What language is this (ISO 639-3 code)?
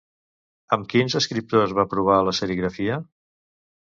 cat